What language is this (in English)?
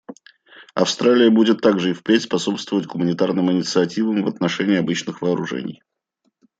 Russian